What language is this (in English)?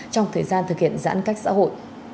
Vietnamese